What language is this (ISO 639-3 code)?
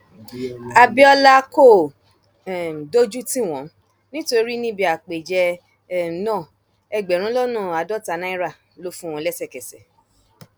yor